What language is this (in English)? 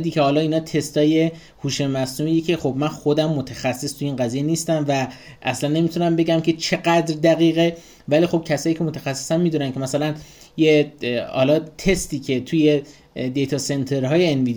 Persian